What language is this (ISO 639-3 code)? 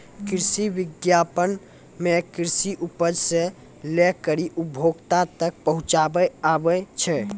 mai